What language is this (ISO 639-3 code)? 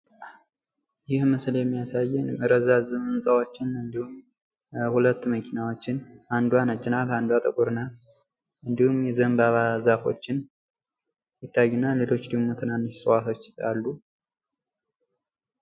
amh